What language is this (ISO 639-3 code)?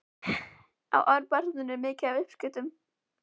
isl